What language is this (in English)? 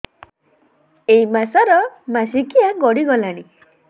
Odia